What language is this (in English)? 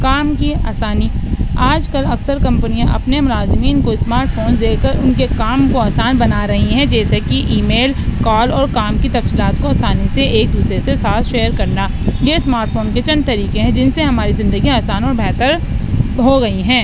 Urdu